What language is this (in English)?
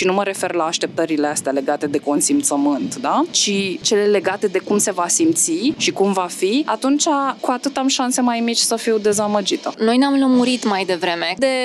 Romanian